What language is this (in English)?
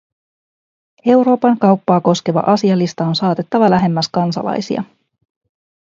Finnish